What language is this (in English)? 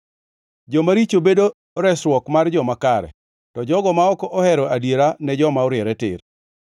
Luo (Kenya and Tanzania)